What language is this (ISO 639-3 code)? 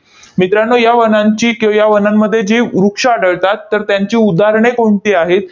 mar